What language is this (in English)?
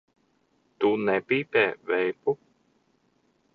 Latvian